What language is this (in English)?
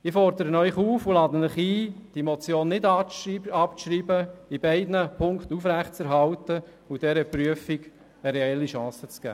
Swiss German